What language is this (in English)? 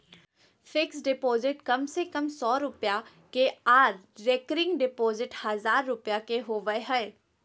Magahi